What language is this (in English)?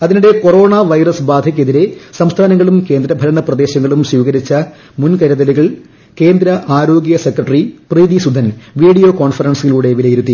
Malayalam